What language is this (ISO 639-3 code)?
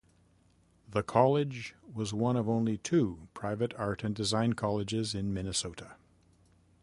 eng